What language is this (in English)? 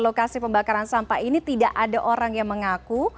Indonesian